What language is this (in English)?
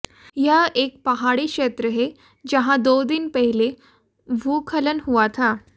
Hindi